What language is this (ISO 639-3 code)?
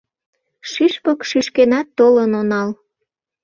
chm